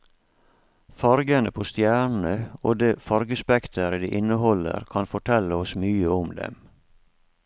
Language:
Norwegian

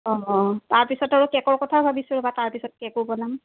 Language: Assamese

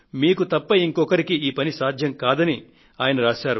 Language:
Telugu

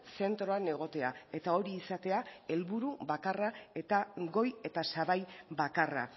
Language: Basque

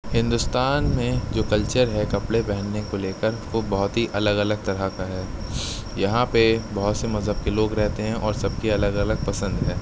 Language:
Urdu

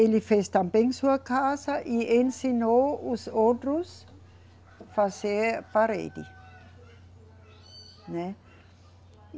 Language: Portuguese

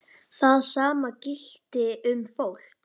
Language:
Icelandic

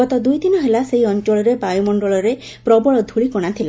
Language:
Odia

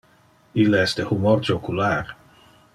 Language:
Interlingua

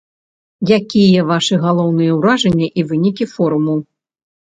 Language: Belarusian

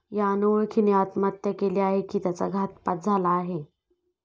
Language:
Marathi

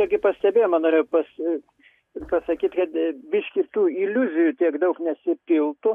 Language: Lithuanian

